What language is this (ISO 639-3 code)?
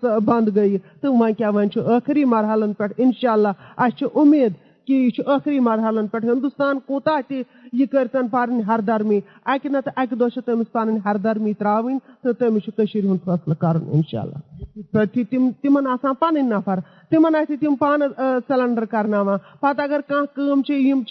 urd